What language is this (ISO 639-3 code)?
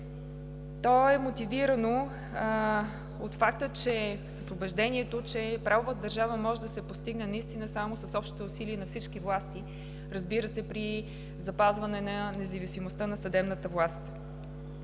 bul